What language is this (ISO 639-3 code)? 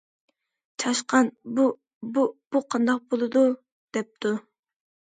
uig